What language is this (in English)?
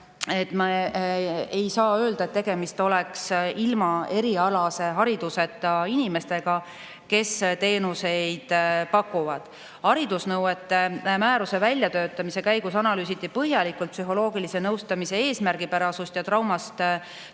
Estonian